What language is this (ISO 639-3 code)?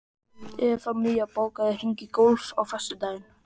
isl